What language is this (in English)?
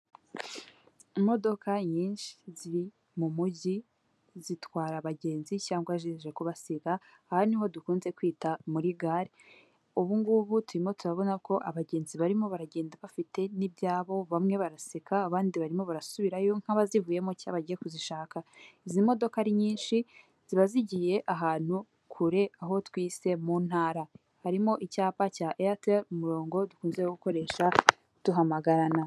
Kinyarwanda